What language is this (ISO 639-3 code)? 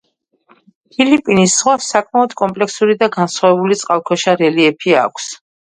kat